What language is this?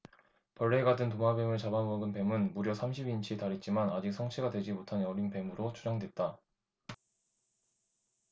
Korean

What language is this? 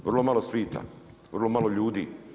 Croatian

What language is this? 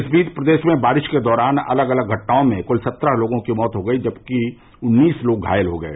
Hindi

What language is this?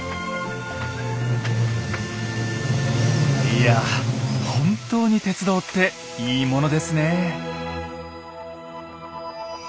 Japanese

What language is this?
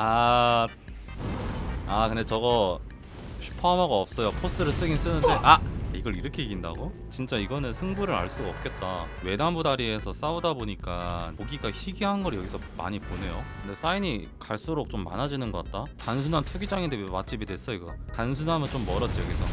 Korean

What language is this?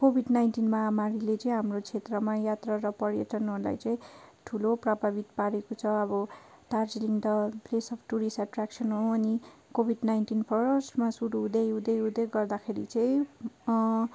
Nepali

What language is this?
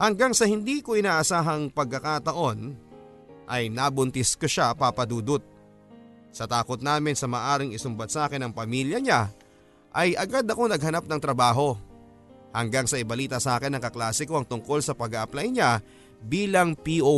Filipino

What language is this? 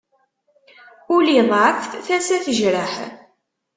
Kabyle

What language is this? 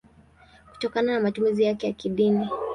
Swahili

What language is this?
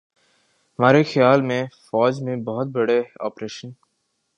Urdu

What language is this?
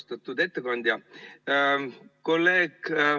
Estonian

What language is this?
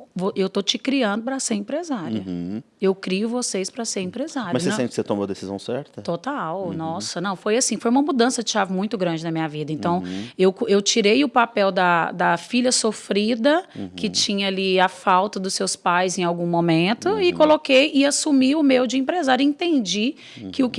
Portuguese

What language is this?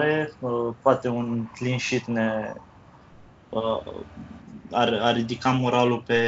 Romanian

